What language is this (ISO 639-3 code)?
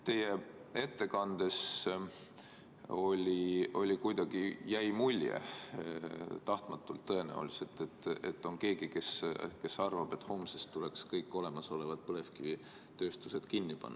est